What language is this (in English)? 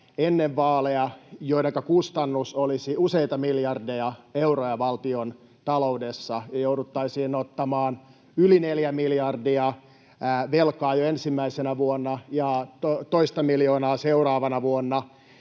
Finnish